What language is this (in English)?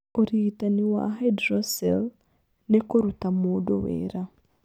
Kikuyu